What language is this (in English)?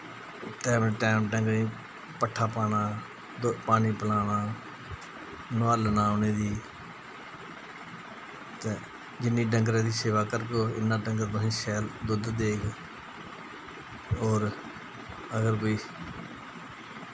Dogri